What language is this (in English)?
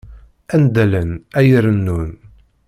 Kabyle